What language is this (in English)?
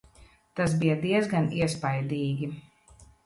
Latvian